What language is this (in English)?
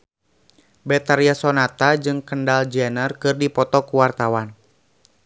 Sundanese